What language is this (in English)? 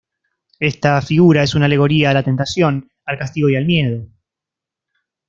Spanish